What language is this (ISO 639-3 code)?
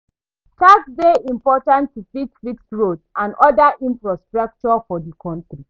pcm